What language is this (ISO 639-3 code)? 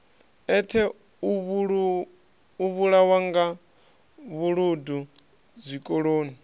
ven